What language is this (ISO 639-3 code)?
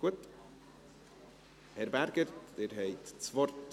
gsw